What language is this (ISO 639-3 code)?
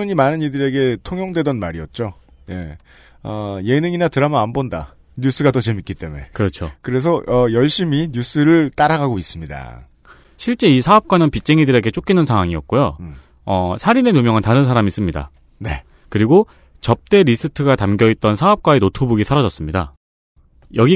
kor